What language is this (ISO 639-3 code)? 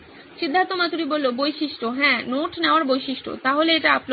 ben